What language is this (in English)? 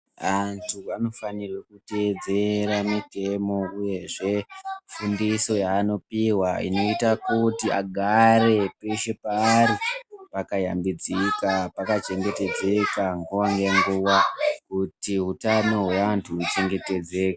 Ndau